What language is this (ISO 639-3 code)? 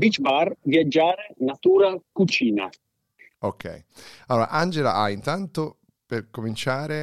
ita